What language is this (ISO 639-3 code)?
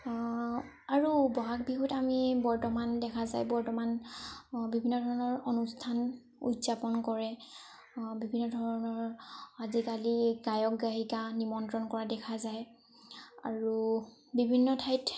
asm